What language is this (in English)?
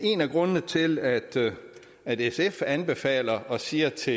Danish